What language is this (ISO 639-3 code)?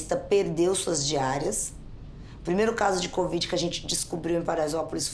por